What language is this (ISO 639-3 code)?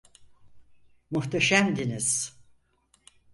tur